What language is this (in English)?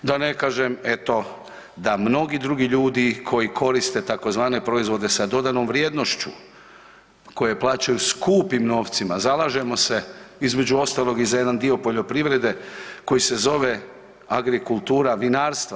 Croatian